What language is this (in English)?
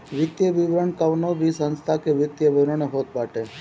Bhojpuri